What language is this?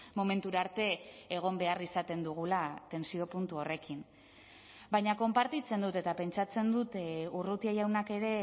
Basque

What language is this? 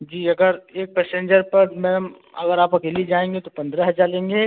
Hindi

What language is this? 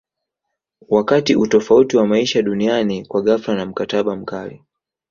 Swahili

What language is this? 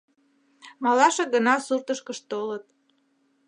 Mari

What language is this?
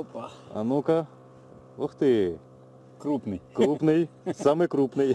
Russian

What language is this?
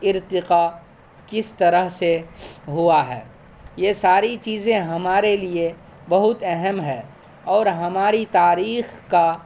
Urdu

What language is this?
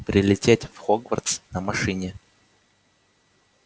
Russian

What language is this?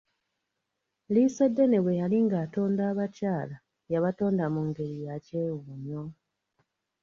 Ganda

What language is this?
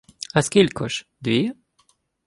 Ukrainian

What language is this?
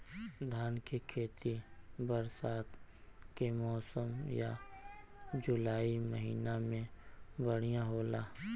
Bhojpuri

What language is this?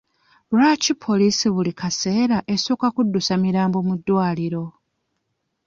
Ganda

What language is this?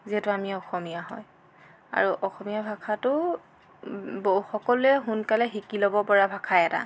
Assamese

